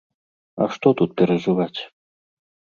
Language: Belarusian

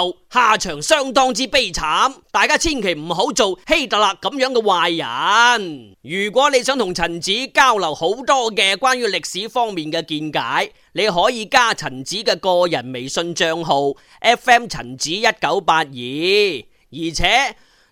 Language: Chinese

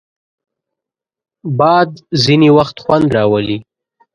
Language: Pashto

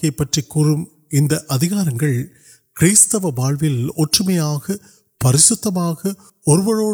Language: Urdu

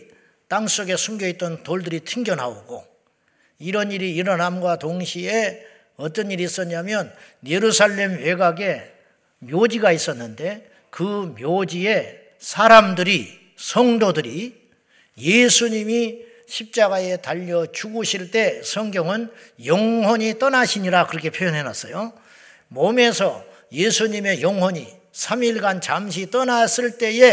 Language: Korean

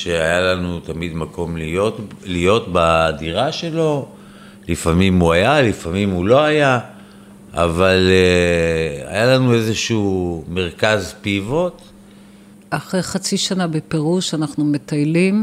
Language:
Hebrew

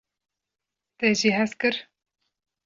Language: Kurdish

